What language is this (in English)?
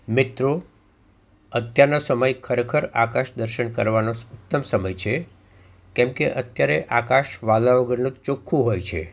Gujarati